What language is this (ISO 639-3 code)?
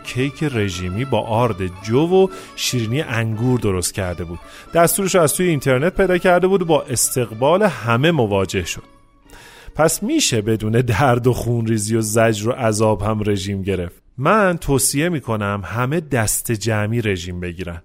fas